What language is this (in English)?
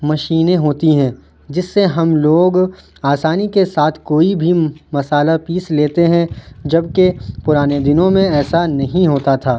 Urdu